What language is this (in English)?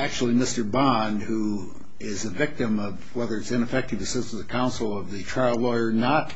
English